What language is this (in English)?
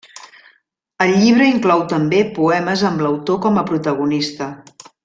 Catalan